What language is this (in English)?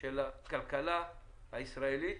Hebrew